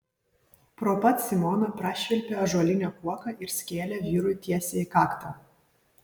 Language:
Lithuanian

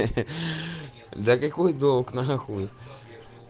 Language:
Russian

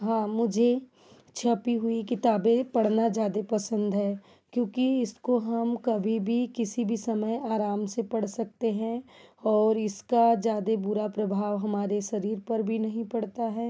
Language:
Hindi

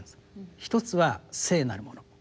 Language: Japanese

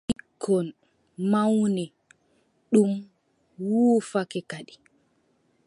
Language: Adamawa Fulfulde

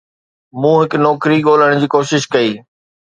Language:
Sindhi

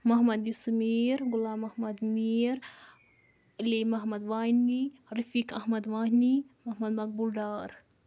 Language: Kashmiri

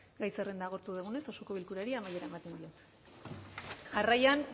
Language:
Basque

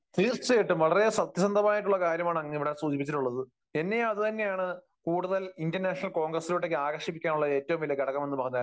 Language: Malayalam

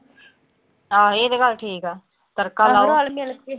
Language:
Punjabi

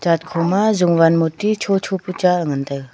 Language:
Wancho Naga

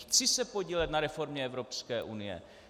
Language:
Czech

